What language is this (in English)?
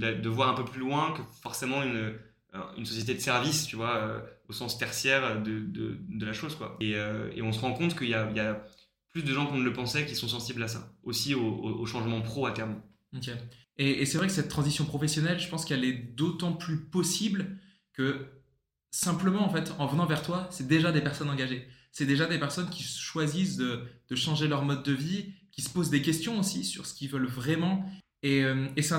French